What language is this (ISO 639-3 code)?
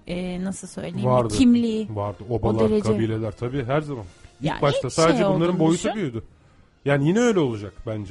tur